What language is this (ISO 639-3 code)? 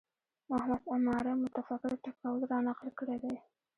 pus